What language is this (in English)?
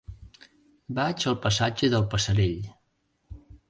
Catalan